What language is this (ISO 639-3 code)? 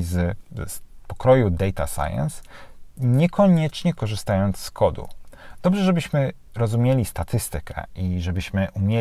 pol